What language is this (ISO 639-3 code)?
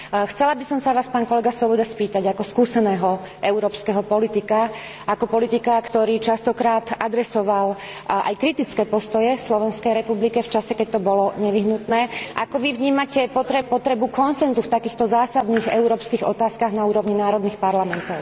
slk